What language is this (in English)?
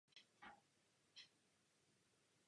Czech